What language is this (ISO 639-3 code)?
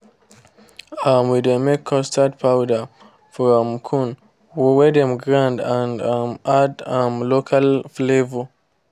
pcm